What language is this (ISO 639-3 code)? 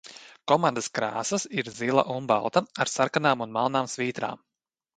lav